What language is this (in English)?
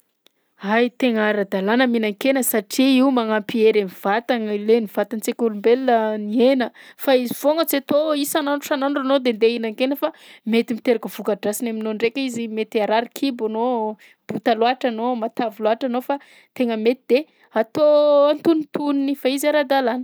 Southern Betsimisaraka Malagasy